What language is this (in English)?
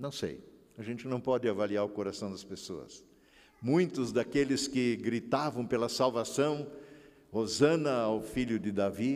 Portuguese